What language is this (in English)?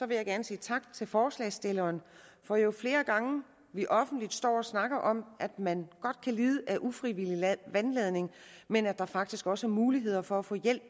Danish